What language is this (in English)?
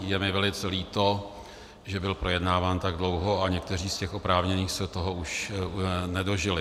Czech